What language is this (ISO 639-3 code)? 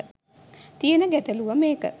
sin